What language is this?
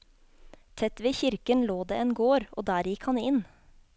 Norwegian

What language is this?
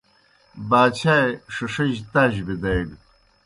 Kohistani Shina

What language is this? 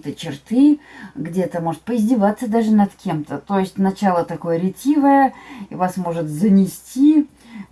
Russian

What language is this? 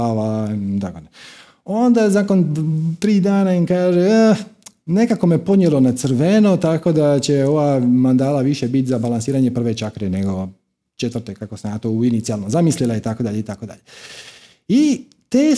Croatian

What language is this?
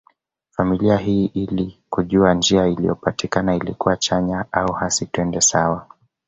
Swahili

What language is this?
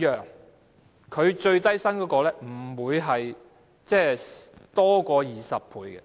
Cantonese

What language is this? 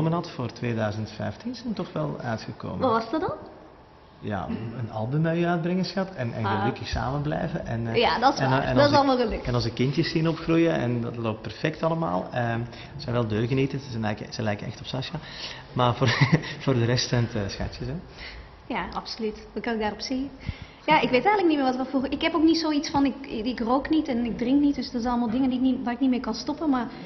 Dutch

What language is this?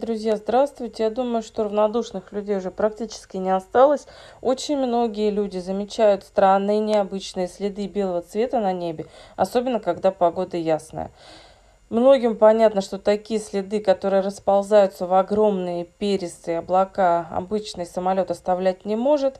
Russian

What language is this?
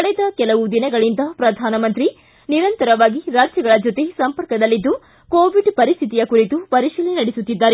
Kannada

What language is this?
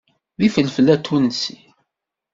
Kabyle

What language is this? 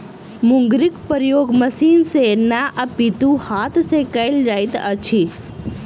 Maithili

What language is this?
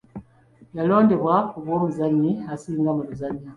Ganda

